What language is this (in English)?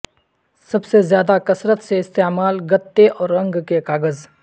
Urdu